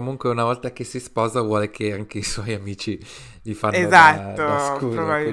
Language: Italian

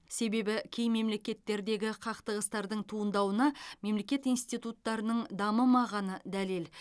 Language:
Kazakh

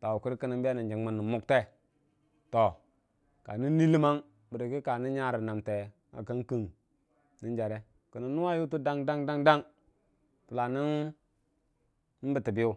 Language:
Dijim-Bwilim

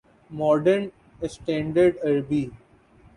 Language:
Urdu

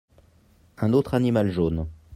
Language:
French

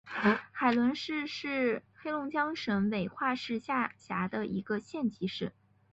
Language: Chinese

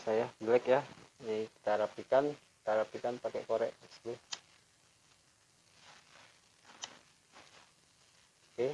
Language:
Indonesian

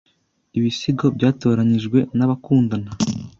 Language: Kinyarwanda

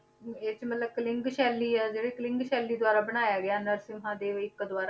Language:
Punjabi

